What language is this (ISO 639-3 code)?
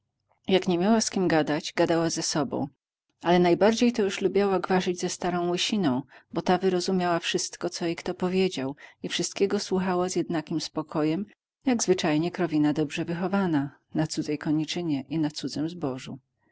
pol